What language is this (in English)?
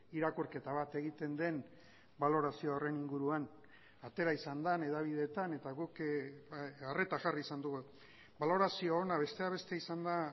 Basque